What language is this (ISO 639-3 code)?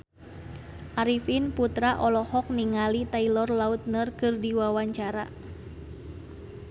sun